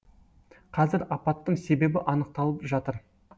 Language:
Kazakh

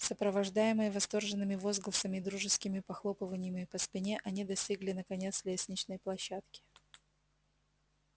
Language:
Russian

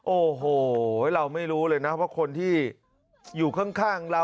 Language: Thai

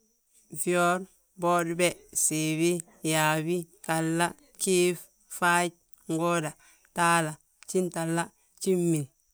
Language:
Balanta-Ganja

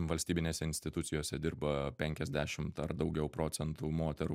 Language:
Lithuanian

